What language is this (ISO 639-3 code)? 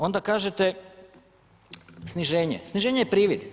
hrv